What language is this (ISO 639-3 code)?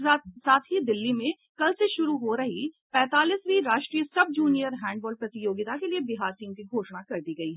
hin